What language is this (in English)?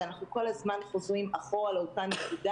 Hebrew